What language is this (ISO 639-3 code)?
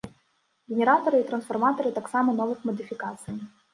bel